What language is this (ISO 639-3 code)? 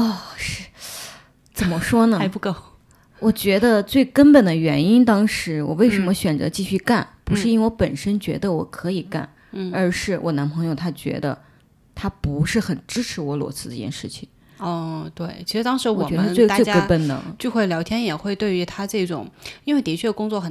zho